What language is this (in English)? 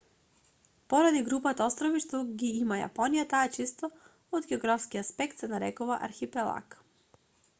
Macedonian